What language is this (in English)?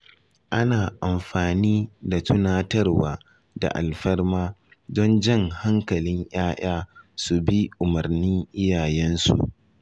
Hausa